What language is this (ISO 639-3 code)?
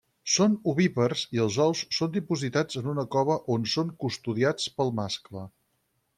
cat